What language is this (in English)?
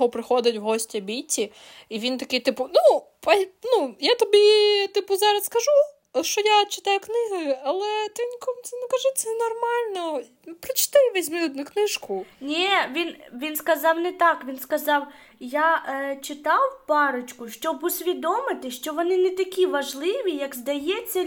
Ukrainian